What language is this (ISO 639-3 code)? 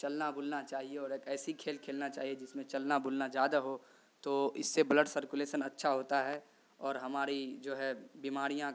urd